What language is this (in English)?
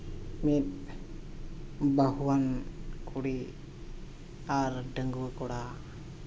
Santali